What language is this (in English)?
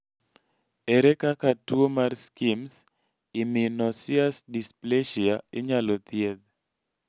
Luo (Kenya and Tanzania)